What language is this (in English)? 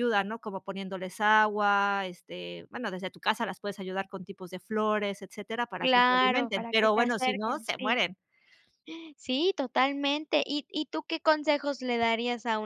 Spanish